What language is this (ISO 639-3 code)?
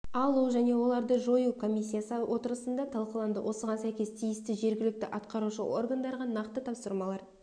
kaz